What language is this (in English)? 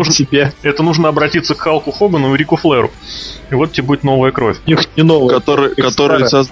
Russian